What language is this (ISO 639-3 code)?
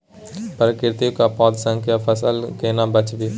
mai